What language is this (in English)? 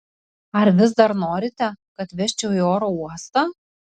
Lithuanian